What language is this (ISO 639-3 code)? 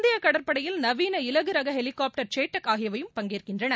tam